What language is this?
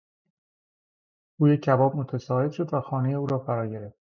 Persian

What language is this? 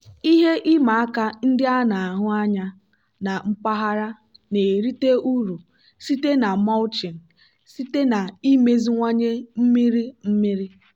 Igbo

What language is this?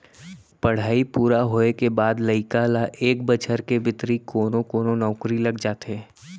Chhattisgarhi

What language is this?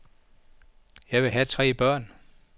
Danish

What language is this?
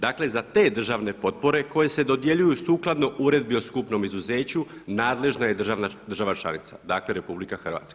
Croatian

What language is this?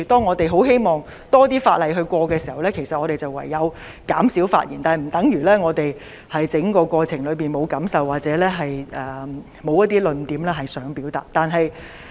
Cantonese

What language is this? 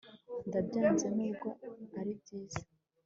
Kinyarwanda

